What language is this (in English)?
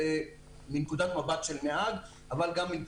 Hebrew